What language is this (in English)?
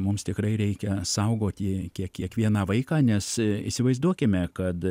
Lithuanian